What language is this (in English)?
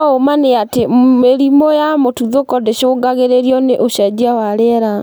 Kikuyu